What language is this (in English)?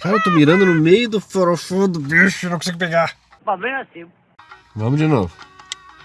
Portuguese